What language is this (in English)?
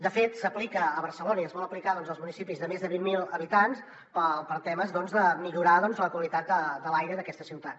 Catalan